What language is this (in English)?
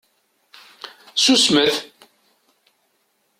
Kabyle